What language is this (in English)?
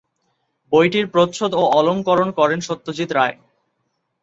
Bangla